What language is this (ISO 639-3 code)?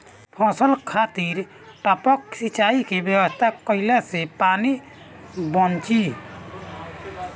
bho